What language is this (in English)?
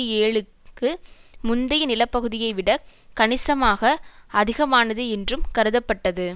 Tamil